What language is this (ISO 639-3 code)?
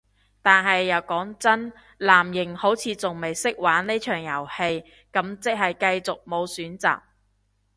yue